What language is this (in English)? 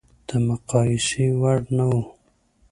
Pashto